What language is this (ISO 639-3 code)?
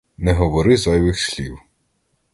ukr